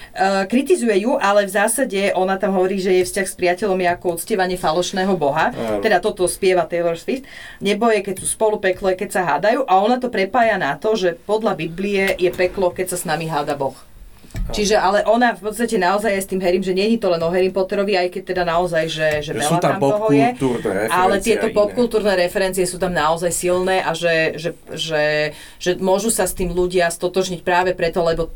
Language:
Slovak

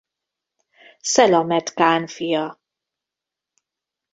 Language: Hungarian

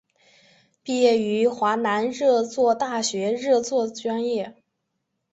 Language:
Chinese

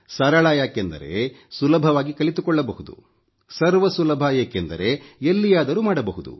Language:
Kannada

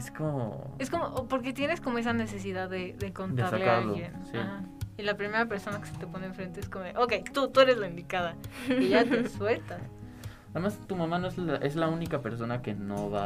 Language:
Spanish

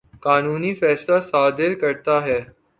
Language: Urdu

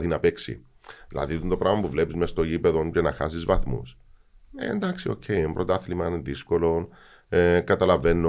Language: Greek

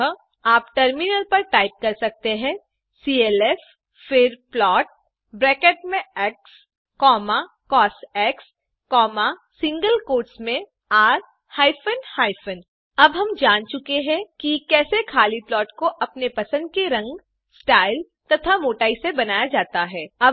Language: Hindi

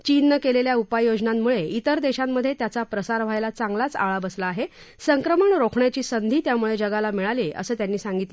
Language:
Marathi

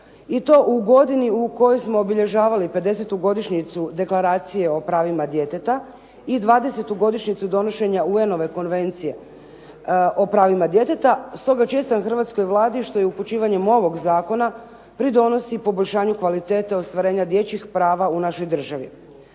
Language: Croatian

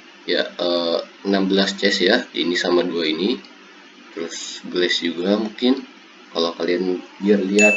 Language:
Indonesian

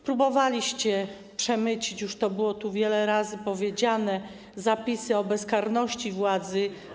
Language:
Polish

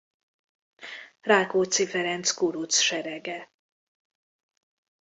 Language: Hungarian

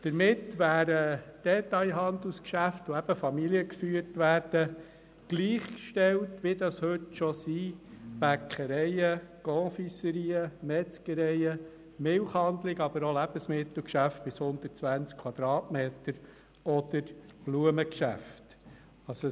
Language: Swiss German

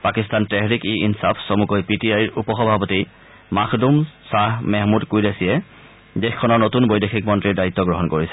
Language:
Assamese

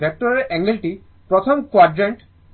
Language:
Bangla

